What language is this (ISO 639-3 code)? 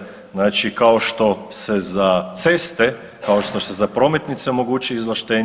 hrv